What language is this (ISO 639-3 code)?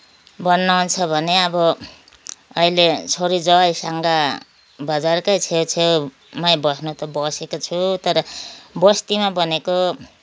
nep